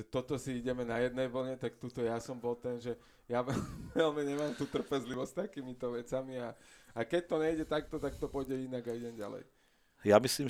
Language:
Slovak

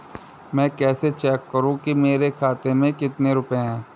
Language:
Hindi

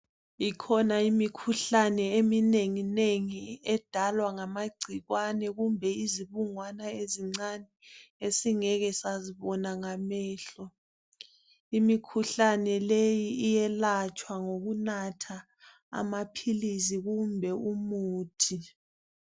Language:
North Ndebele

